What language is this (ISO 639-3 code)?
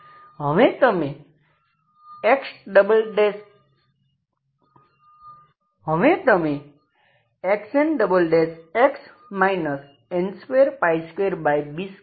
guj